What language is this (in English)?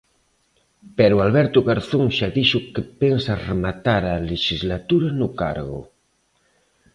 Galician